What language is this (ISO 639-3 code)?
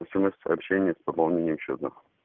rus